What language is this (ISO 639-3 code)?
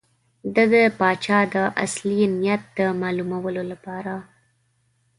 pus